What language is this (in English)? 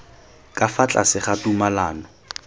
Tswana